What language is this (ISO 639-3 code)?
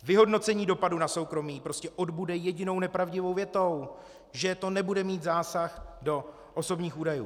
ces